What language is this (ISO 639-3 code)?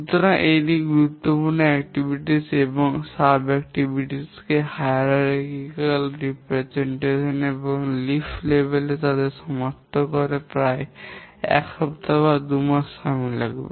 ben